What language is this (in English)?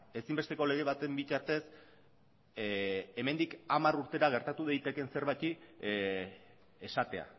Basque